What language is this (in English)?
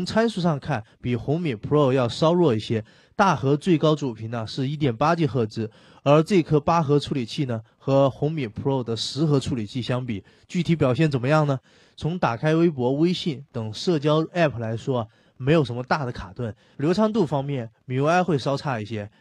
Chinese